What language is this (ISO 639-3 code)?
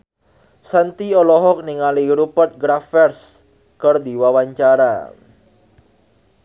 sun